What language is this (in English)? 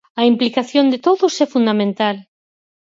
Galician